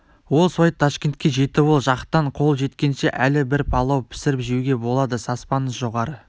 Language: Kazakh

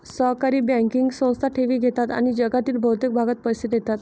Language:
Marathi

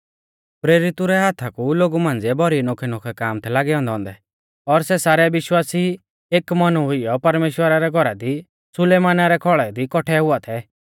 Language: Mahasu Pahari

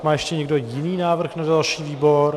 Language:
Czech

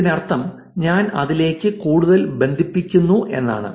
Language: Malayalam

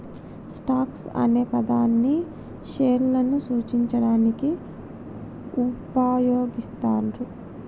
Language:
Telugu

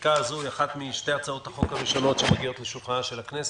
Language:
Hebrew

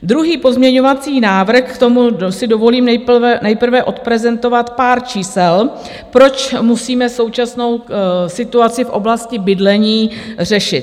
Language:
Czech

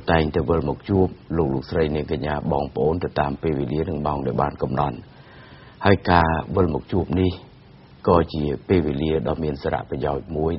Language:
Thai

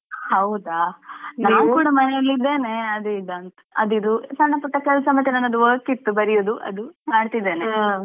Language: Kannada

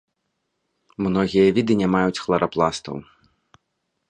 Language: Belarusian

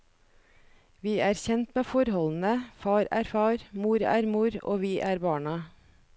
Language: Norwegian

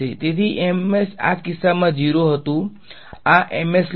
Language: Gujarati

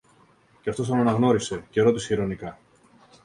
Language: Greek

